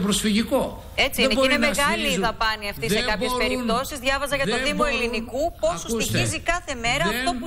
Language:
Greek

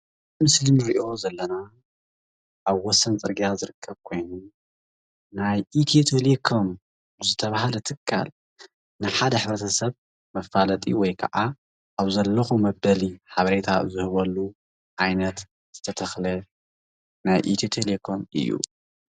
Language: Tigrinya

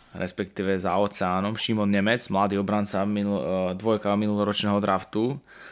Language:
Slovak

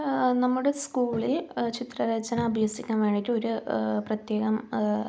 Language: Malayalam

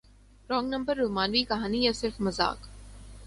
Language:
Urdu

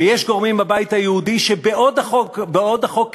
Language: Hebrew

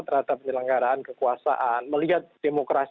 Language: Indonesian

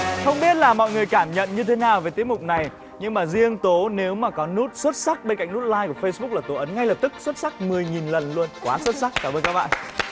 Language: Vietnamese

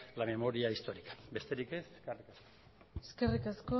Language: Basque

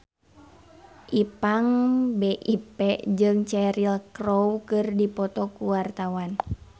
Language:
Sundanese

